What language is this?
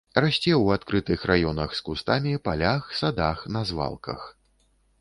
Belarusian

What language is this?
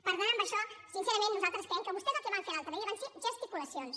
Catalan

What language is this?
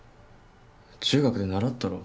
Japanese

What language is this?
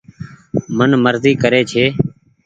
Goaria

